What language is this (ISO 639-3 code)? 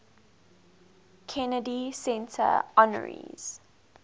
eng